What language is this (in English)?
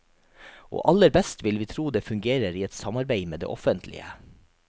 Norwegian